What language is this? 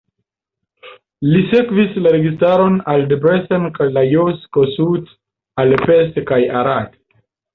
Esperanto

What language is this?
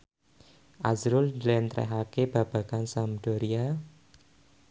Javanese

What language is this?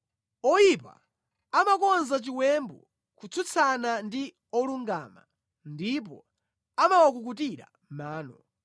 Nyanja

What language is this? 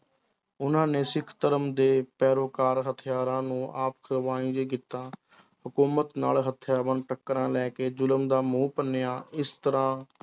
Punjabi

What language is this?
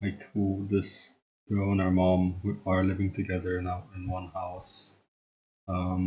English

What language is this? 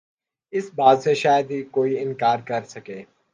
Urdu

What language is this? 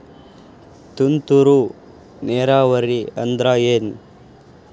Kannada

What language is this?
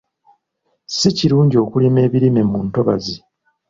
Ganda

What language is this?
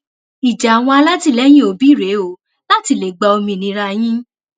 Yoruba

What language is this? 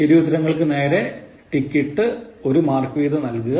Malayalam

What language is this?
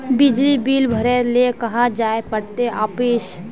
Magahi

